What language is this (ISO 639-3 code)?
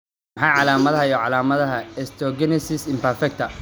som